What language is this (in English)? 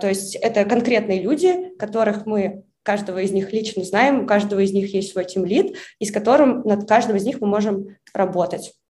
Russian